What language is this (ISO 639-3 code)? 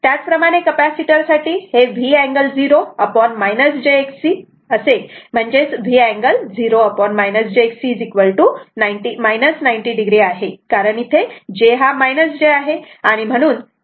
mar